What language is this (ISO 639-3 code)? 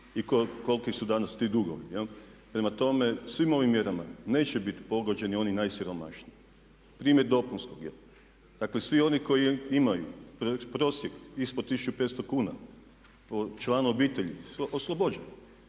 hrv